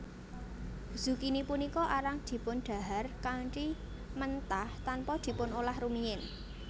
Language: Javanese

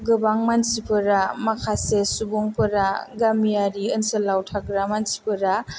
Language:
Bodo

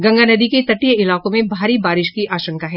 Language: Hindi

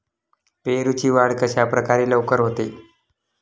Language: Marathi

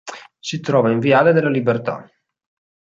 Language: Italian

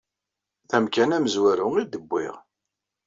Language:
Kabyle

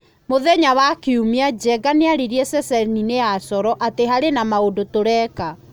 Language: Kikuyu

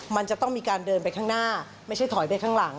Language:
Thai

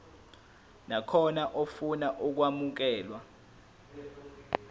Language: Zulu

